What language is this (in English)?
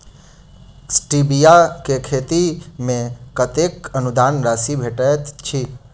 Maithili